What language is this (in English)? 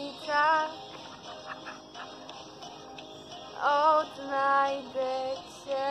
Polish